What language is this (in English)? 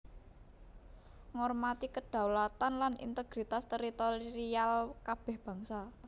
Javanese